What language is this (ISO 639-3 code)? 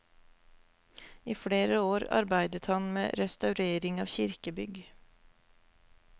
nor